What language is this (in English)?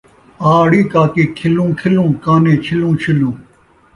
Saraiki